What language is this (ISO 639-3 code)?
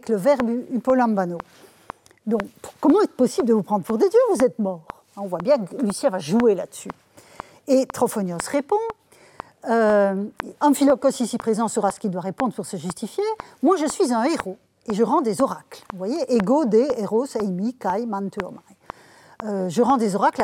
fra